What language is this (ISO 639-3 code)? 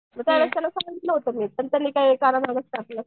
mar